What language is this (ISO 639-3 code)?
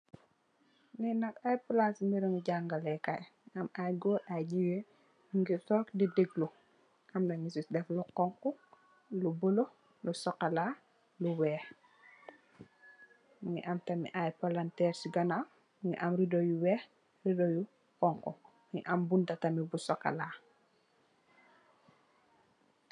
wol